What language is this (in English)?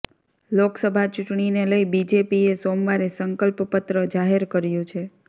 Gujarati